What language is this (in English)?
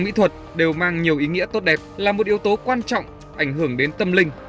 Vietnamese